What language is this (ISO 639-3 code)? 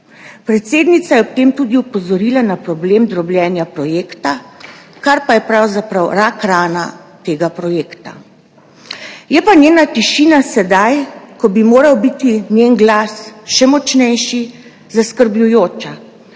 slv